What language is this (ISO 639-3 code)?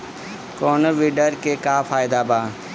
bho